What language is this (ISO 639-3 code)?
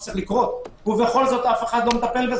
heb